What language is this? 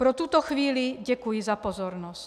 Czech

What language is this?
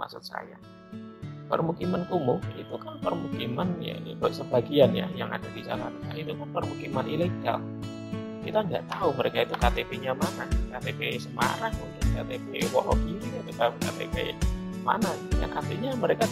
Indonesian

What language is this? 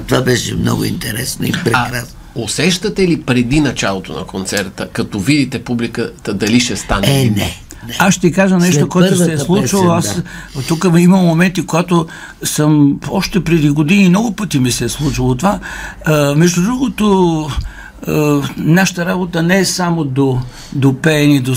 Bulgarian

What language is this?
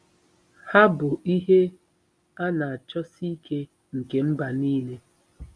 Igbo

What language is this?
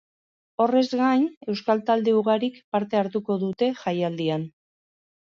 Basque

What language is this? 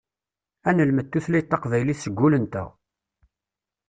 Kabyle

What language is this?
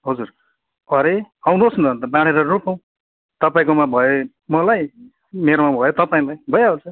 Nepali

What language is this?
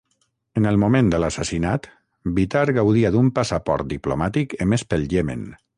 Catalan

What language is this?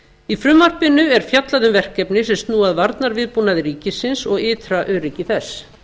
Icelandic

